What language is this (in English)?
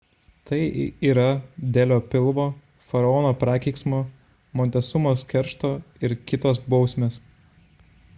Lithuanian